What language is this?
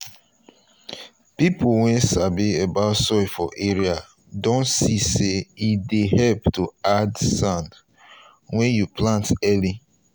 Nigerian Pidgin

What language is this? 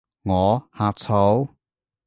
Cantonese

